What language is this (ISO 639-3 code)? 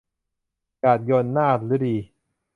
tha